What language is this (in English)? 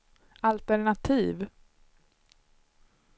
Swedish